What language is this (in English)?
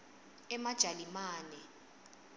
Swati